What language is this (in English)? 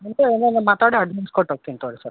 Kannada